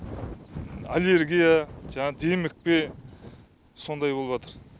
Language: Kazakh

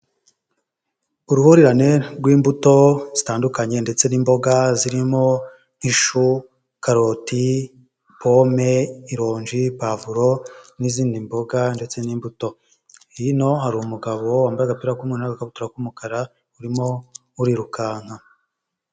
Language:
Kinyarwanda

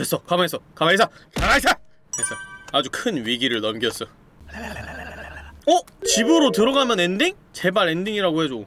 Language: Korean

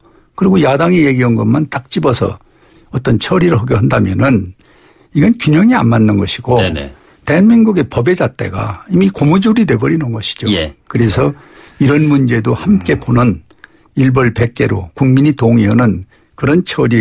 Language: Korean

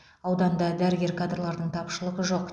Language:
Kazakh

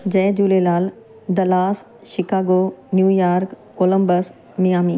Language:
Sindhi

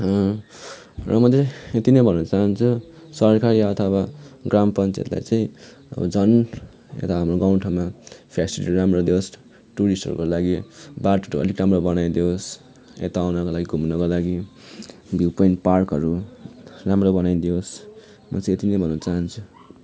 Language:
Nepali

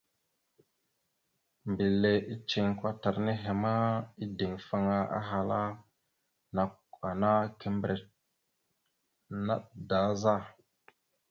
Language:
Mada (Cameroon)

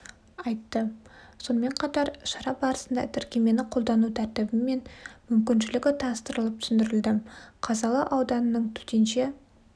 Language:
Kazakh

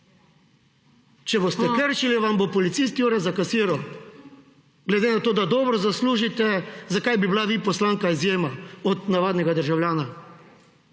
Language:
Slovenian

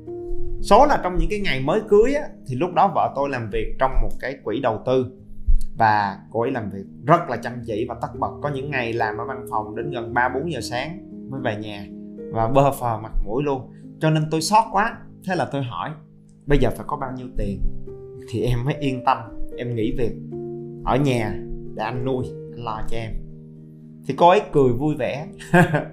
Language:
Vietnamese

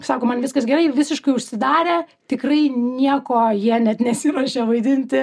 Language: Lithuanian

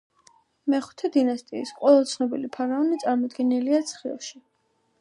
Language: Georgian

